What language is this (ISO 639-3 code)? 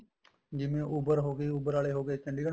pan